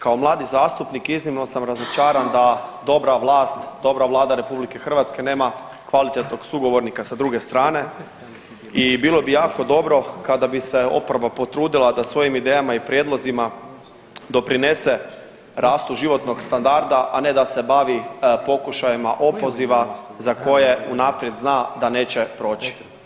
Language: Croatian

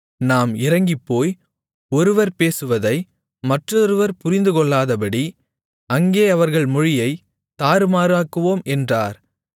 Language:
Tamil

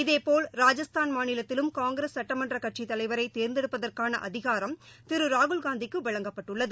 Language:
Tamil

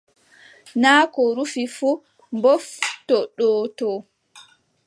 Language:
Adamawa Fulfulde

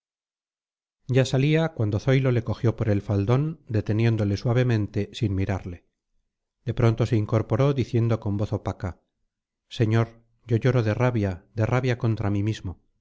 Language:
Spanish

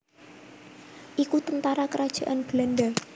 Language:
Javanese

